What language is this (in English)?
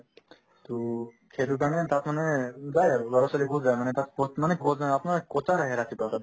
Assamese